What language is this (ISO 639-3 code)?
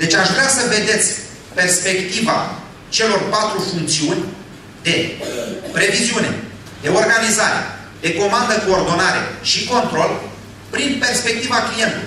ron